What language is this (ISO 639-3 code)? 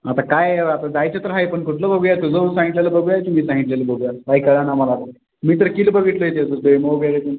mar